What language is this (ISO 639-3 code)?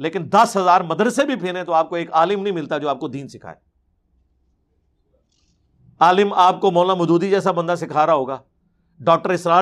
urd